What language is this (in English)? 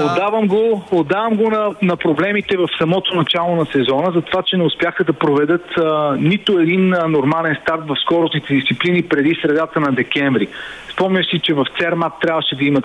Bulgarian